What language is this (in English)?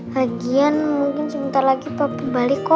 Indonesian